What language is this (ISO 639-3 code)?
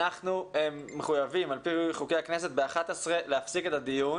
heb